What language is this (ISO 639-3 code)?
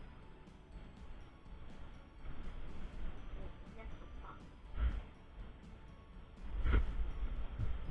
jpn